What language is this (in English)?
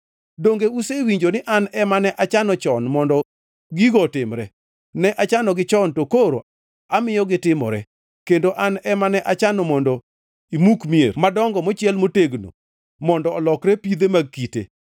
Luo (Kenya and Tanzania)